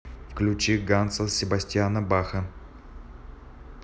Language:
Russian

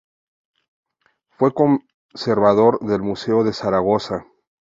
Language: Spanish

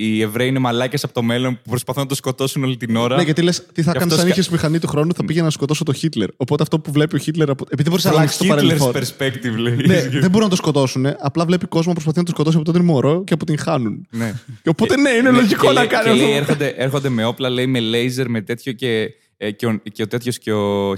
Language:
Greek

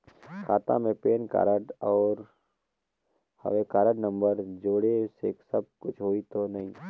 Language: Chhattisgarhi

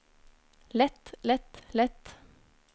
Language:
Norwegian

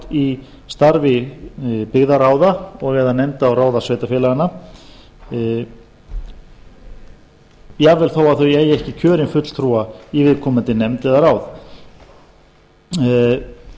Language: Icelandic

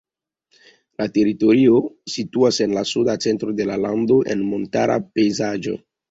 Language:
Esperanto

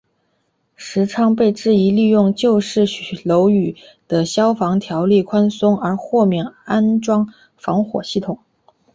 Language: Chinese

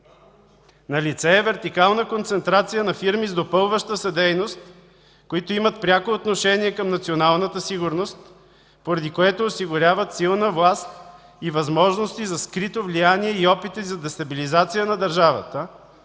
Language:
Bulgarian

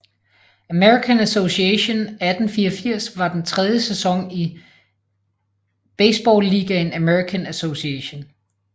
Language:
Danish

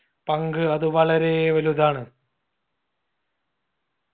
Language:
Malayalam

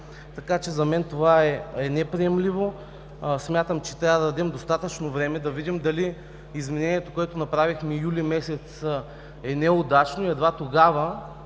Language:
Bulgarian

